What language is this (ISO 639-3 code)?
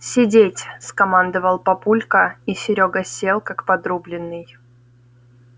rus